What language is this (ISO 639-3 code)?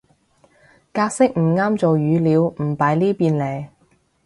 yue